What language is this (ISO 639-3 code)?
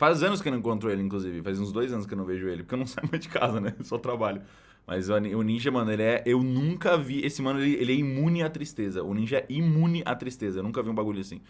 por